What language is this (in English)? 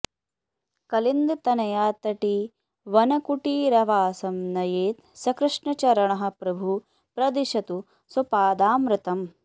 Sanskrit